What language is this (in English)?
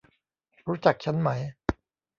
Thai